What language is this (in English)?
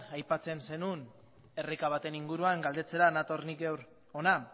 Basque